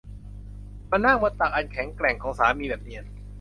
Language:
Thai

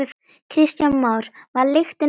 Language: Icelandic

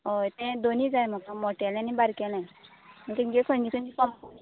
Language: Konkani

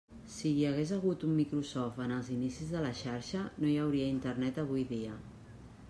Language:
Catalan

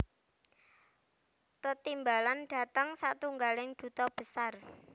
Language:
Javanese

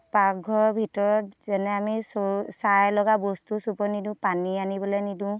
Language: Assamese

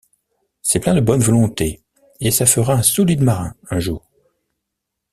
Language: French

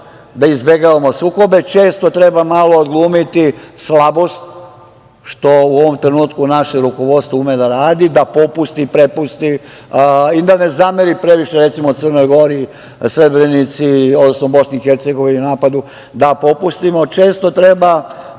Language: Serbian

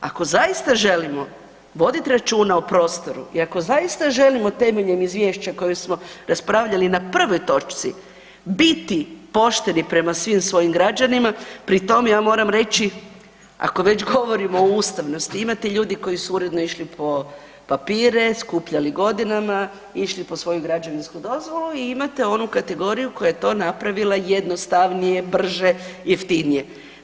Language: Croatian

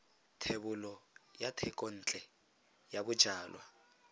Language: Tswana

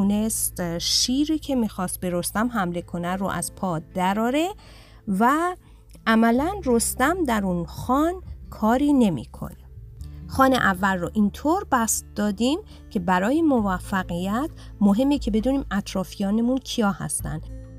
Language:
Persian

